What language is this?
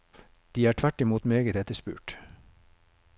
Norwegian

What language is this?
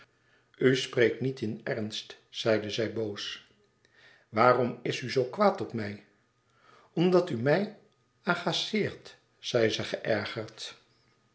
Dutch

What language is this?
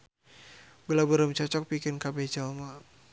Sundanese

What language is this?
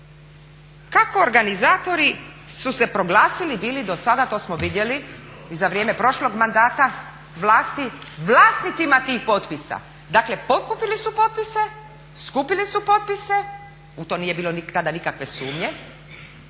Croatian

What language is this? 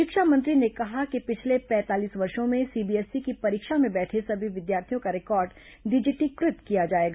Hindi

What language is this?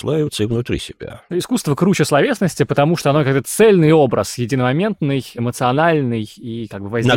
Russian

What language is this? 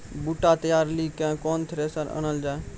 Maithili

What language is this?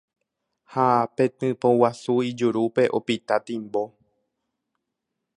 Guarani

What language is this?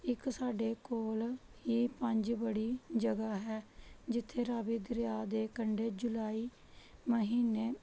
Punjabi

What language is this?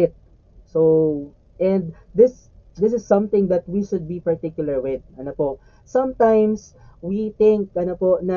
Filipino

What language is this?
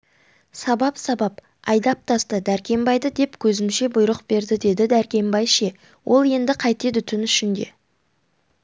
Kazakh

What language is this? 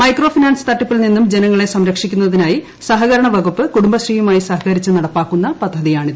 Malayalam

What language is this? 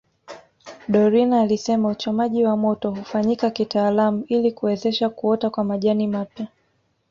Swahili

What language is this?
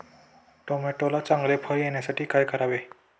Marathi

